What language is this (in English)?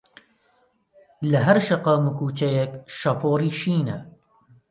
Central Kurdish